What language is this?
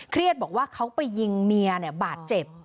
Thai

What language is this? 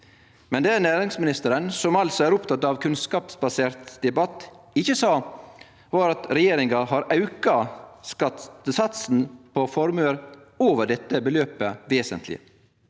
Norwegian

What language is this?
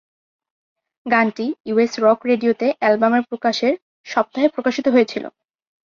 Bangla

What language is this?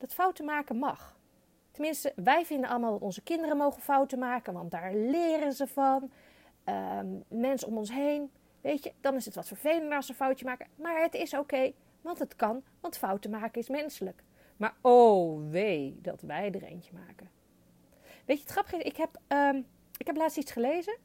Dutch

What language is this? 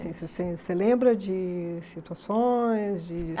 Portuguese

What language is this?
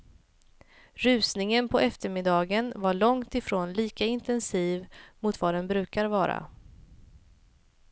Swedish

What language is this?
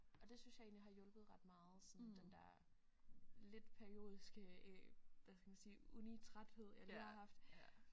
Danish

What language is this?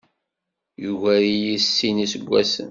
Kabyle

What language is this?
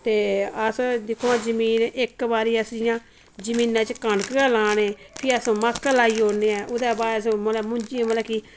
Dogri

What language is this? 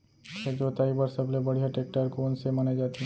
Chhattisgarhi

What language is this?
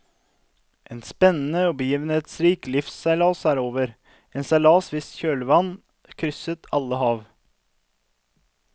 Norwegian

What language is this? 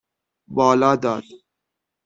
Persian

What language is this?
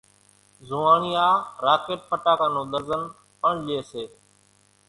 Kachi Koli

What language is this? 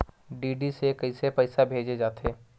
Chhattisgarhi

